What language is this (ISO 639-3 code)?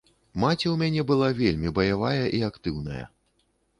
bel